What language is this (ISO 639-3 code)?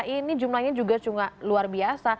ind